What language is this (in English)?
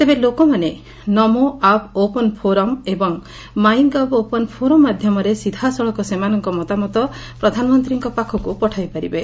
Odia